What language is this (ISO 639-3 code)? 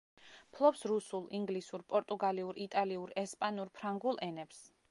kat